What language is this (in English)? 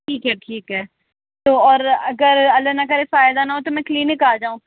Urdu